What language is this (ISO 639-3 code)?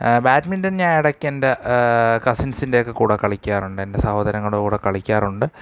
mal